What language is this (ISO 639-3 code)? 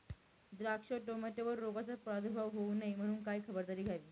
mar